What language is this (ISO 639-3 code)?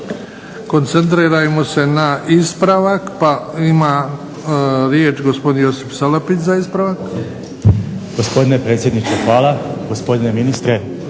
hrv